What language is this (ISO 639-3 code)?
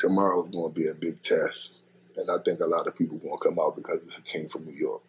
eng